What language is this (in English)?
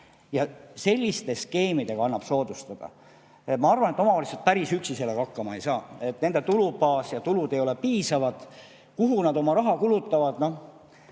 Estonian